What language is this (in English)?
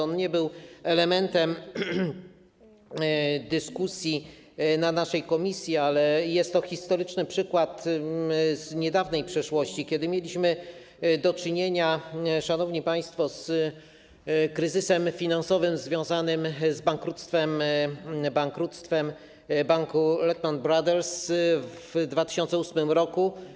Polish